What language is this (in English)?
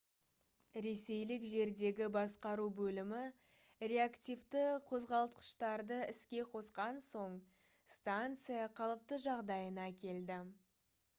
Kazakh